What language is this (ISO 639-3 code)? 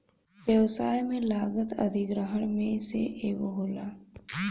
bho